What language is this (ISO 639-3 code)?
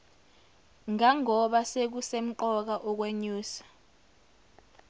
zul